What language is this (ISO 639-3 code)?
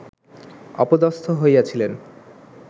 ben